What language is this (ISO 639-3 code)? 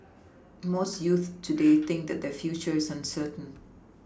eng